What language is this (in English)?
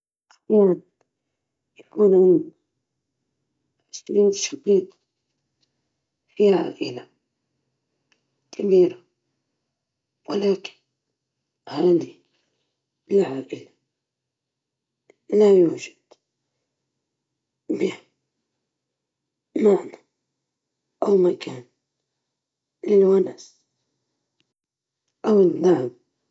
Libyan Arabic